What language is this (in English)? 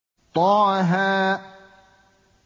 Arabic